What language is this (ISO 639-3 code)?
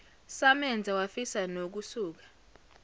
zul